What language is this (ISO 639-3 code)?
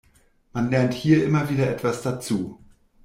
deu